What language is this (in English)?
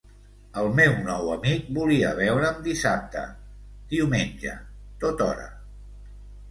Catalan